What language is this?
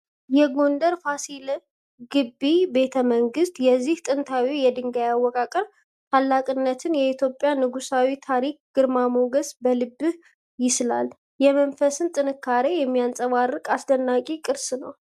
Amharic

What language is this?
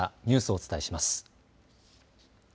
Japanese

